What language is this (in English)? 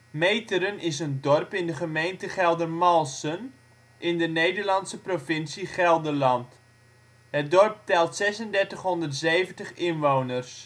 Dutch